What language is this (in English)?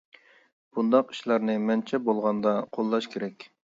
Uyghur